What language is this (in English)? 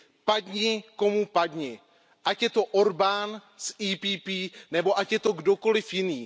Czech